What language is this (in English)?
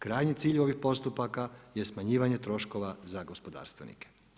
Croatian